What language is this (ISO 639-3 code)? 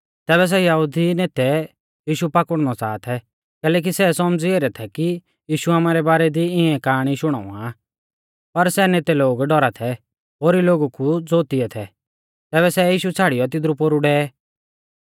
bfz